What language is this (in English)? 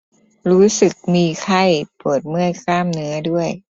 Thai